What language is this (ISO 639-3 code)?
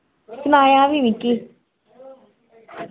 doi